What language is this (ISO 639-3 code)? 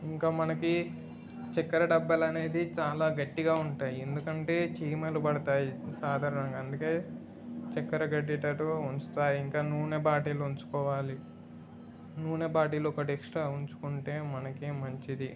tel